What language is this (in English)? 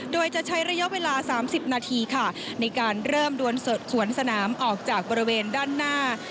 Thai